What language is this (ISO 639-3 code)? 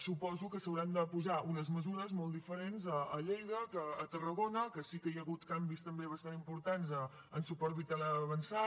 cat